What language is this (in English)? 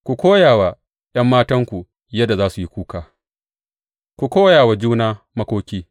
Hausa